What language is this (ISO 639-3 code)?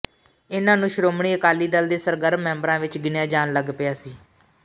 pan